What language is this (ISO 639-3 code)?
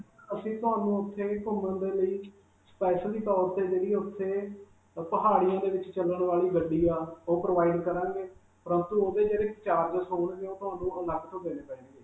pan